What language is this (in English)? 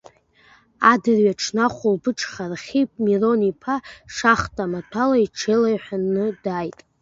Abkhazian